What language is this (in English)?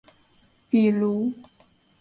Chinese